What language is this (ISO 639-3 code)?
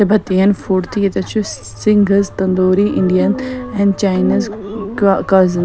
kas